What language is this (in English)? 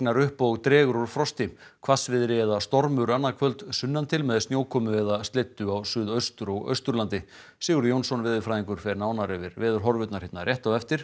Icelandic